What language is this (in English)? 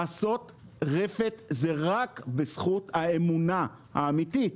Hebrew